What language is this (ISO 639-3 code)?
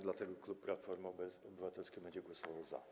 pol